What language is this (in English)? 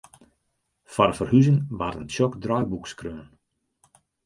Western Frisian